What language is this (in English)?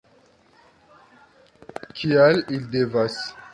Esperanto